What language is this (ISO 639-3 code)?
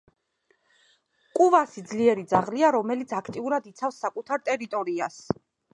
kat